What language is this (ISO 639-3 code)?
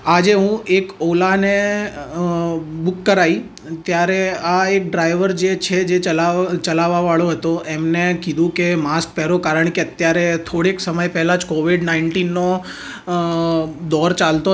guj